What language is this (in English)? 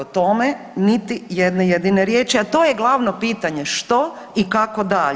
Croatian